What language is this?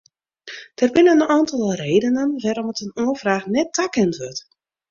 Western Frisian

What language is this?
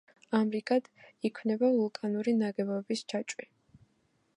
Georgian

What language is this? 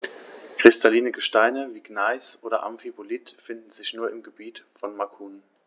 German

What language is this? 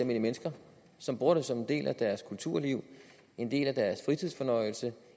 Danish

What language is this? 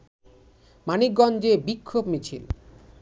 Bangla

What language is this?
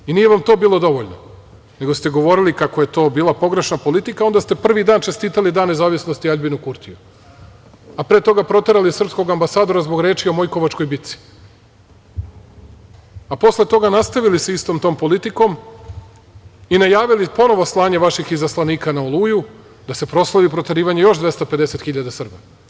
Serbian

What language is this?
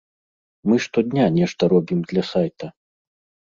Belarusian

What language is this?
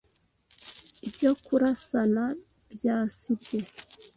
Kinyarwanda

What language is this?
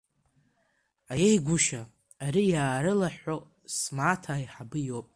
Abkhazian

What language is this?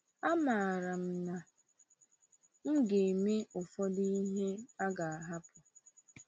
Igbo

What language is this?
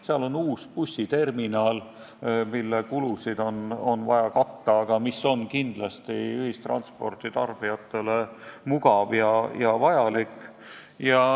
Estonian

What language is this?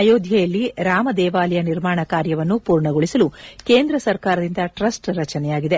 Kannada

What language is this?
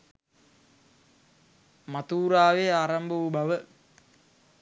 Sinhala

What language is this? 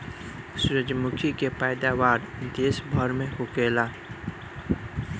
Bhojpuri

